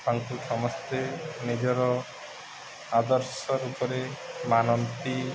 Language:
Odia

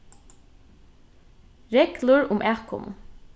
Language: Faroese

